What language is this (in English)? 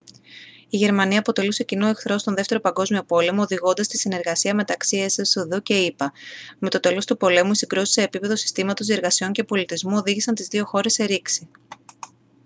Greek